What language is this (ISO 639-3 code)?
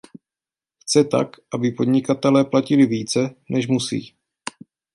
ces